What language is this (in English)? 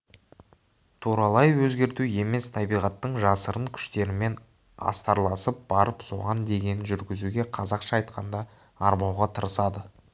Kazakh